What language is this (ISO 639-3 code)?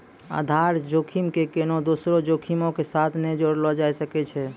mai